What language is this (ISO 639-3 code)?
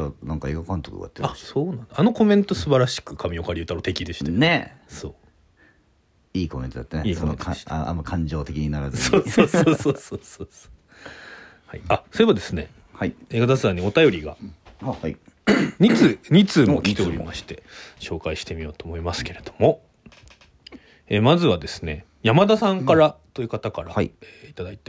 jpn